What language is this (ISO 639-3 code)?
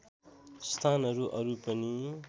nep